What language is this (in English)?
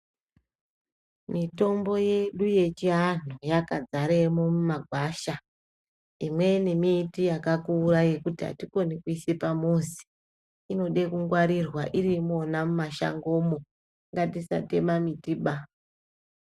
Ndau